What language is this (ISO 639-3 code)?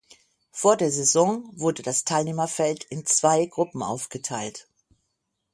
deu